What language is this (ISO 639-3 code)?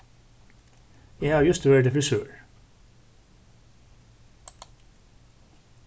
fao